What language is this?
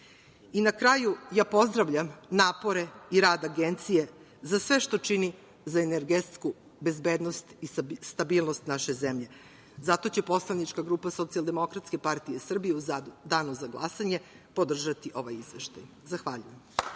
Serbian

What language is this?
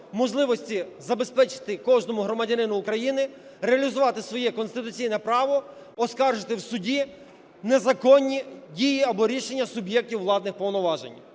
Ukrainian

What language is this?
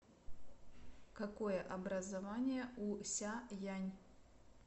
Russian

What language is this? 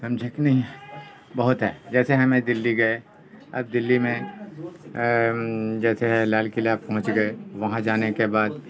Urdu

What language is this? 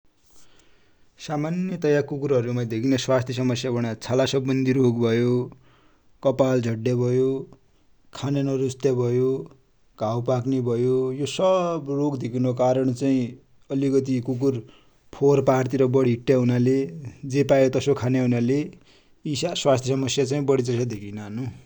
Dotyali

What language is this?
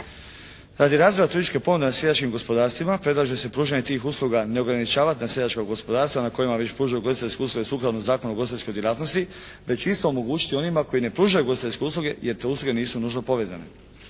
Croatian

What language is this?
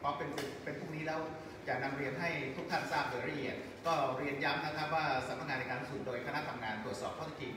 Thai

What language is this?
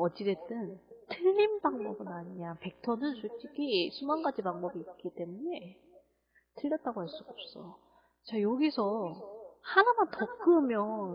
Korean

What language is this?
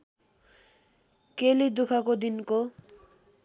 Nepali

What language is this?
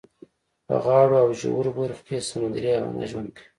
Pashto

